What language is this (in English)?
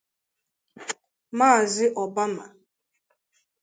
Igbo